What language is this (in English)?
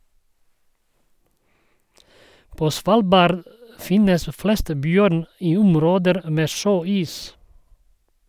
Norwegian